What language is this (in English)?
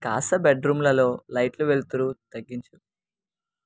Telugu